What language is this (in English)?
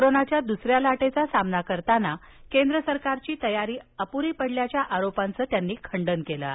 Marathi